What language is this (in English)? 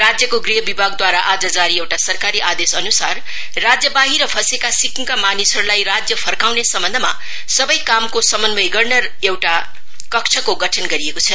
Nepali